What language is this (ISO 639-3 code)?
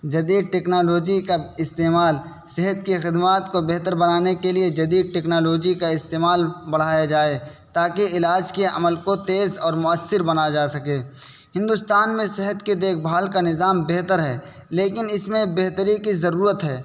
urd